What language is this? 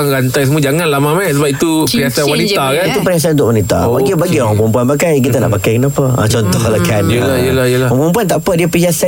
Malay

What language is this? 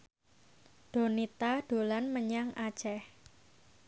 Javanese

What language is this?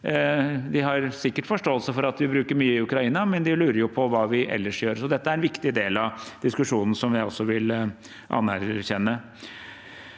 Norwegian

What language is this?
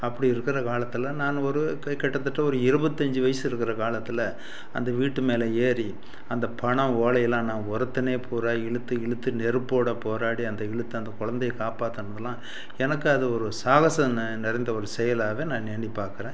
Tamil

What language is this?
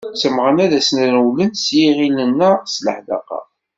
Kabyle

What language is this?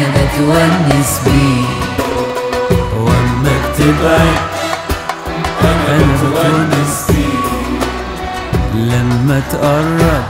Arabic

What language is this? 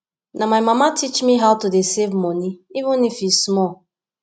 Nigerian Pidgin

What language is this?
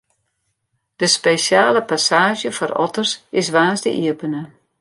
Western Frisian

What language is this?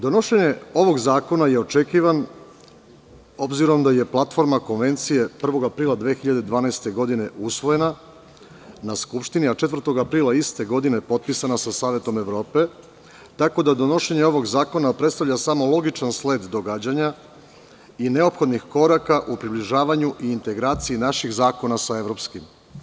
Serbian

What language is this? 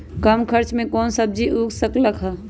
Magahi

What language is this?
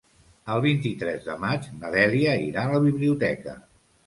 Catalan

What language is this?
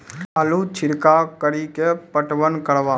Maithili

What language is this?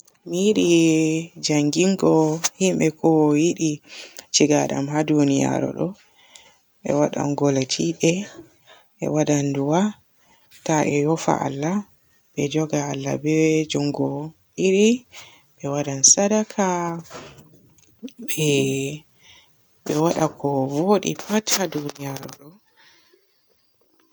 Borgu Fulfulde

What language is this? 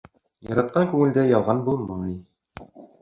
Bashkir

